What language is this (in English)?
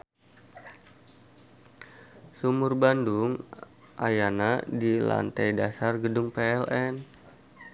Sundanese